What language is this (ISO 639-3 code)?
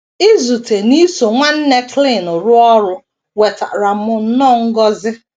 ibo